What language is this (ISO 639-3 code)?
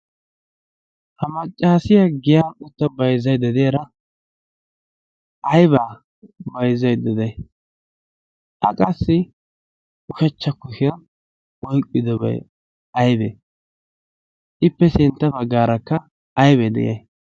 wal